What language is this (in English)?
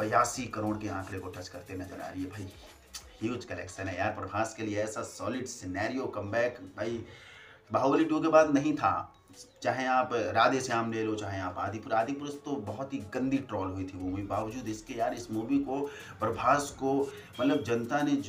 Hindi